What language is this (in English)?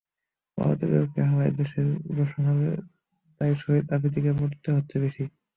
Bangla